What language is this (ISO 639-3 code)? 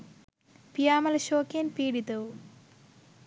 sin